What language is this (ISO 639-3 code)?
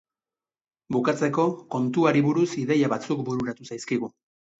eus